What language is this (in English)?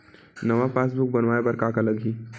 Chhattisgarhi